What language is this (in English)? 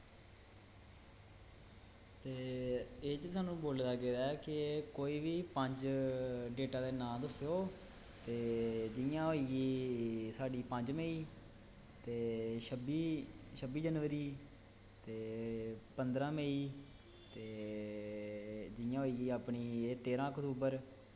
Dogri